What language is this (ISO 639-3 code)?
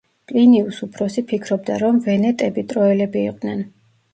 kat